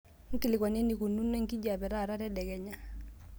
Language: Masai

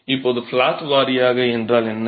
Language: Tamil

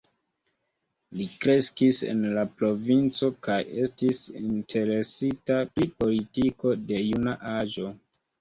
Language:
Esperanto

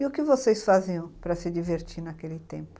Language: Portuguese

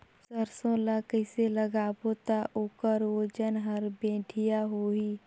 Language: Chhattisgarhi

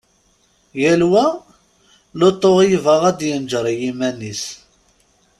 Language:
Kabyle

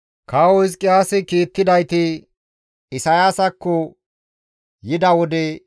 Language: Gamo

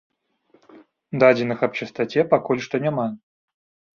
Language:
Belarusian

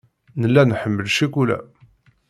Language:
Kabyle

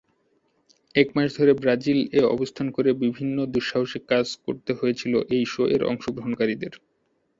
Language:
Bangla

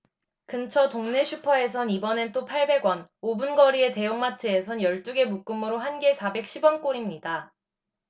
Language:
Korean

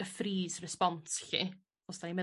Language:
Welsh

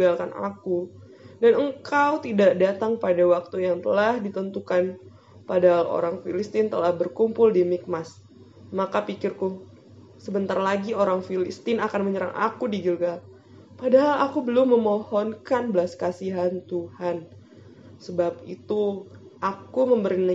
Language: Indonesian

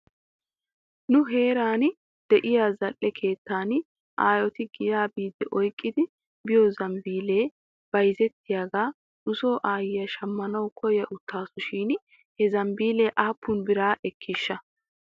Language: Wolaytta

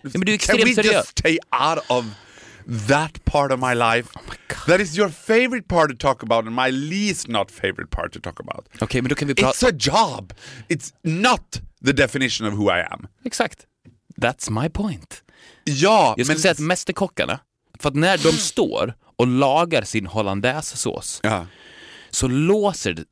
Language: Swedish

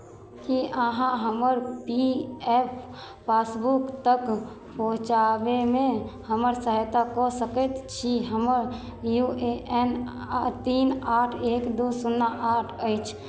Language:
Maithili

